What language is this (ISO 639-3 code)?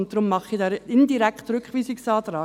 gsw